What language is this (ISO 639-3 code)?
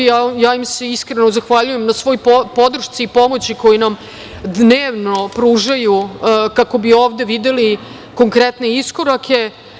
srp